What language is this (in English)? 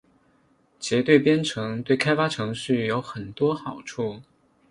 Chinese